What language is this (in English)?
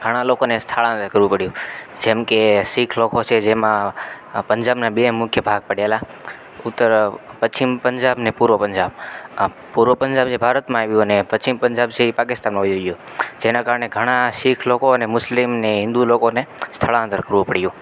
Gujarati